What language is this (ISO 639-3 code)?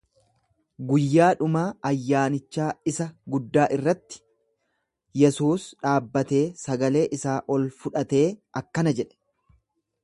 orm